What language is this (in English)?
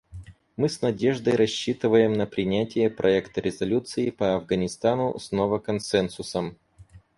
Russian